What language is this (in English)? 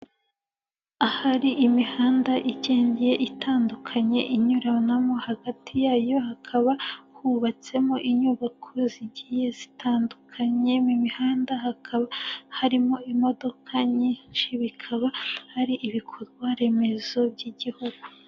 Kinyarwanda